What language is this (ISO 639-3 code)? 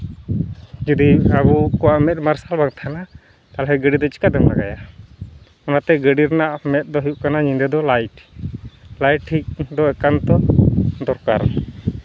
sat